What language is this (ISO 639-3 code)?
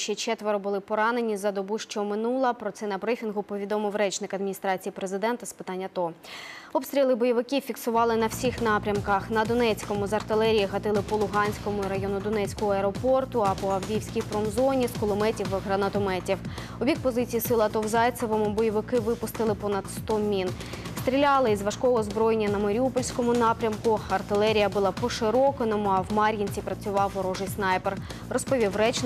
rus